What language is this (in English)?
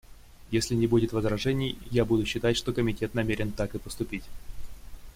Russian